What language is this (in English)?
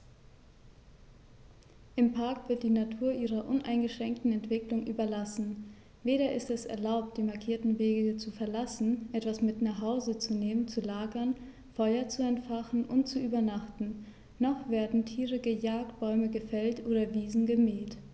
German